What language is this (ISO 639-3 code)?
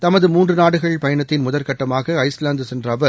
tam